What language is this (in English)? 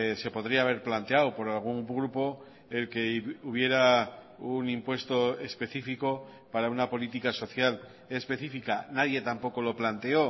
Spanish